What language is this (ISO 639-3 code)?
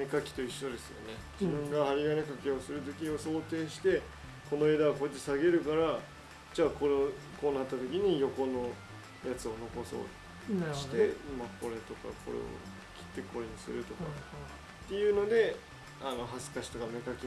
jpn